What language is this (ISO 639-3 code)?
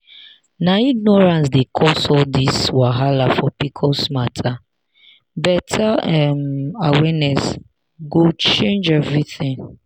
pcm